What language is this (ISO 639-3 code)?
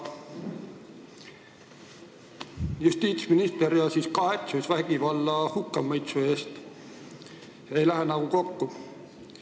est